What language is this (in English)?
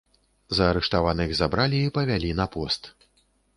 Belarusian